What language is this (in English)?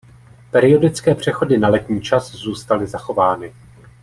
Czech